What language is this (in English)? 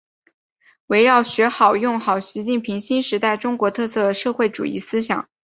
Chinese